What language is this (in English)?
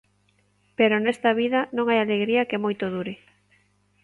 Galician